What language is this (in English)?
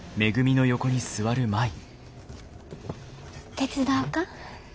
Japanese